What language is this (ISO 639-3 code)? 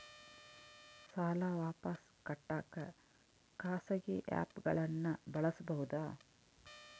kan